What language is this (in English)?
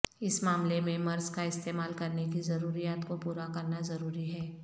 Urdu